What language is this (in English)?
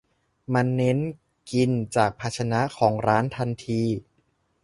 Thai